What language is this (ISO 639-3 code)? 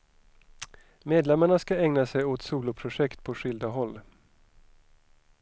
swe